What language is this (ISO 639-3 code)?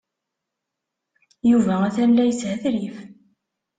kab